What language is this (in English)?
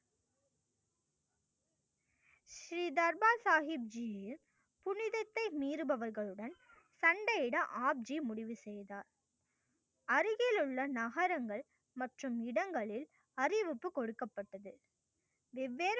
Tamil